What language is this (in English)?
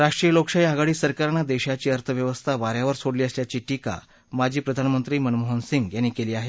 Marathi